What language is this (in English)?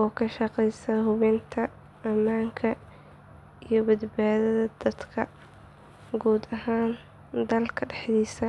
Somali